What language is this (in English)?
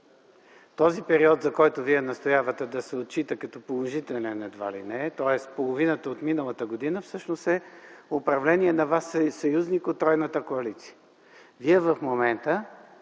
Bulgarian